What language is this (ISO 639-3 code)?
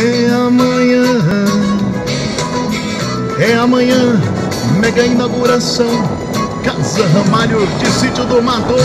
por